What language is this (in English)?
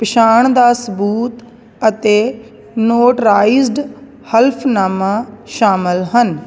Punjabi